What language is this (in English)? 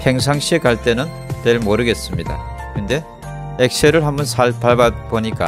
Korean